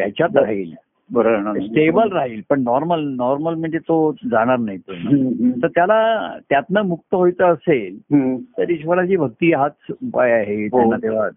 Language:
Marathi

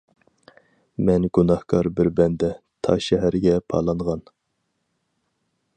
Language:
Uyghur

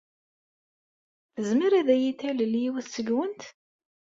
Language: Kabyle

